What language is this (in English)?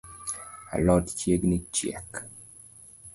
Luo (Kenya and Tanzania)